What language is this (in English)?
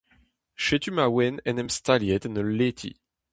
Breton